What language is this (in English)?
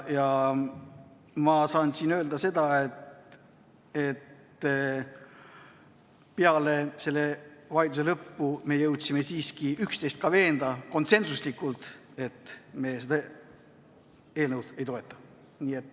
Estonian